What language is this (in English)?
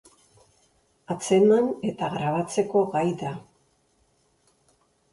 Basque